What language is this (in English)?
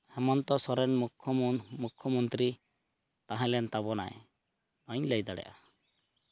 Santali